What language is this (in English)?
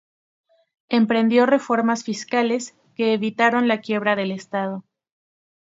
Spanish